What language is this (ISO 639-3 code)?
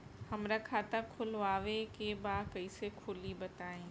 bho